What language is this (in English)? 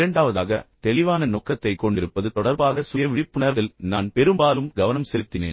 Tamil